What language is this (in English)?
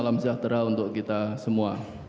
Indonesian